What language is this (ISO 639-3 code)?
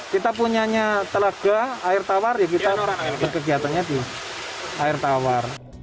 ind